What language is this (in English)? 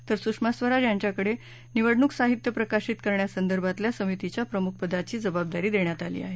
Marathi